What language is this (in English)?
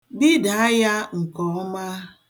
Igbo